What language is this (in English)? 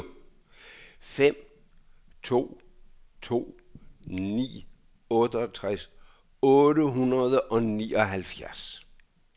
Danish